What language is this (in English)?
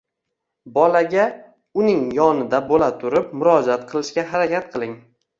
Uzbek